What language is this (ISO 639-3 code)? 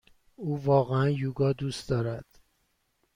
fas